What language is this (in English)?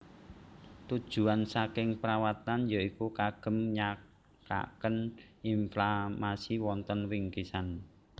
Javanese